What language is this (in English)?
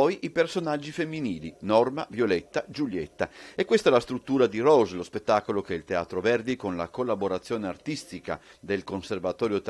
Italian